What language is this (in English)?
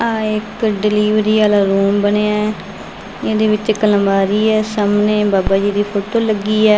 Punjabi